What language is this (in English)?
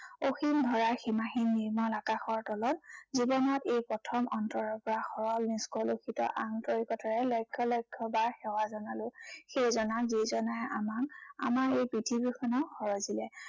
Assamese